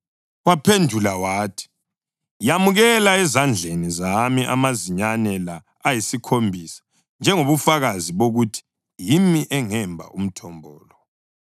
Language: North Ndebele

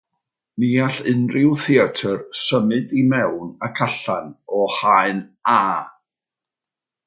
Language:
Welsh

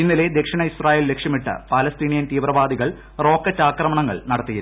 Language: Malayalam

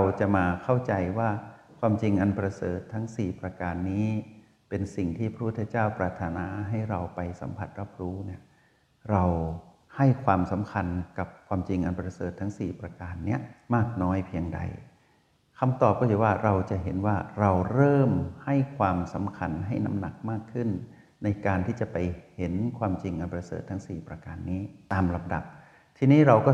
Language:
Thai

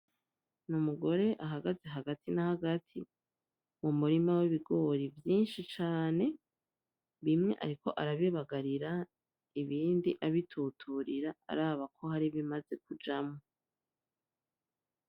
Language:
Rundi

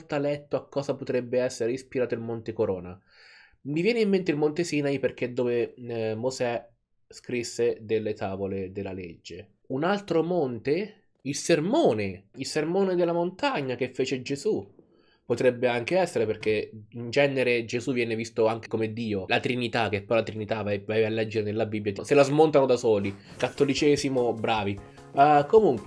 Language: Italian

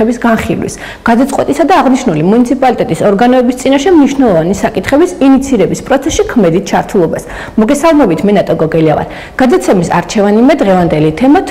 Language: Romanian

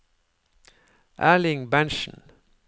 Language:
Norwegian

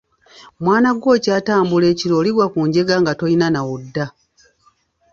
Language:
Ganda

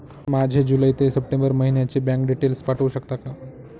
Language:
Marathi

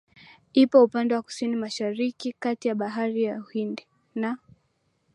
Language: Swahili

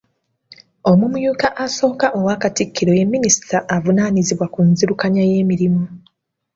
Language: Ganda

